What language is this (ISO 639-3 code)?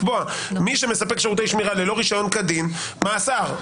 heb